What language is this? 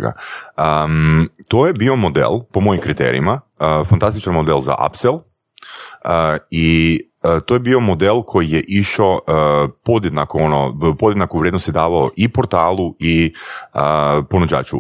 Croatian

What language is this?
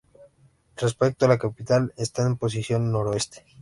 Spanish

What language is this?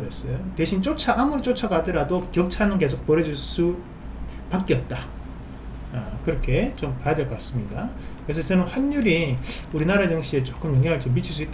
Korean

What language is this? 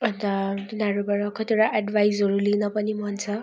Nepali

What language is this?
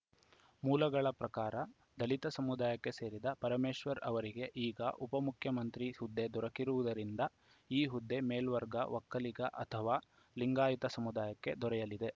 Kannada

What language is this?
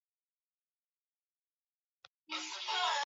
Swahili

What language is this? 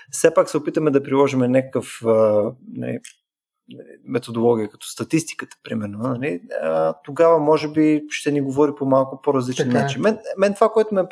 Bulgarian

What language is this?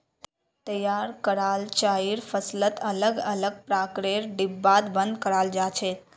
Magahi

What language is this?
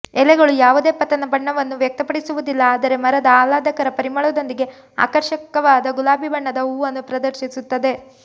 Kannada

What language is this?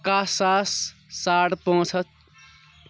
Kashmiri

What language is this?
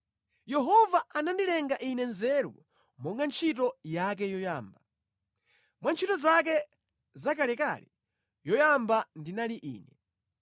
Nyanja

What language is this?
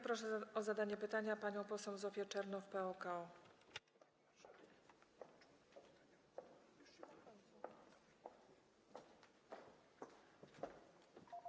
Polish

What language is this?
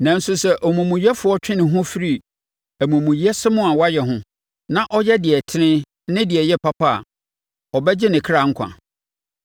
Akan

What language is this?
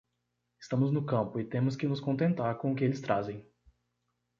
Portuguese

